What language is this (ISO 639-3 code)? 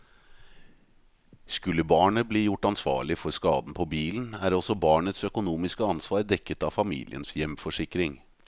nor